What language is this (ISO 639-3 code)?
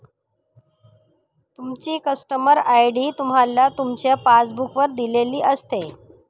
mar